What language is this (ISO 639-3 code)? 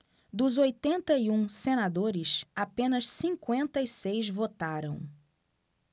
por